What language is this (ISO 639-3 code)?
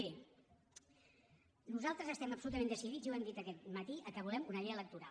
cat